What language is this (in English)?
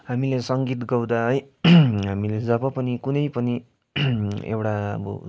Nepali